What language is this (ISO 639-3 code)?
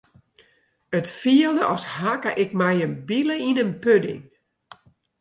fry